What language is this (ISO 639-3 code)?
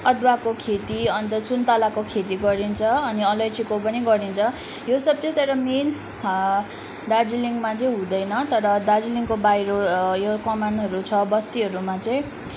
nep